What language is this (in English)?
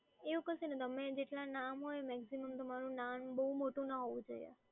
Gujarati